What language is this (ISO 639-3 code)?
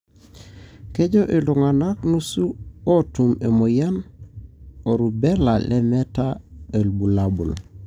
mas